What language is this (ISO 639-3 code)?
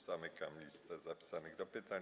pol